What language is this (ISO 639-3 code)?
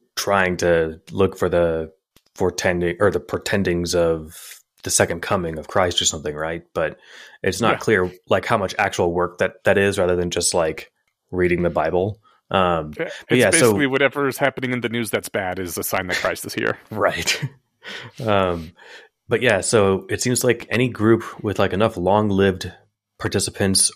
eng